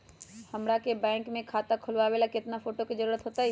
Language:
Magahi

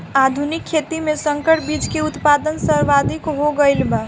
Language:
Bhojpuri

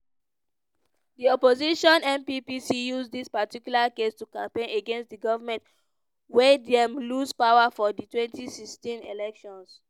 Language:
Nigerian Pidgin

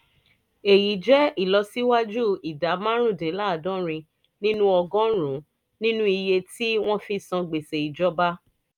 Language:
Yoruba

